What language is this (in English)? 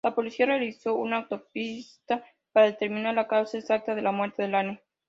Spanish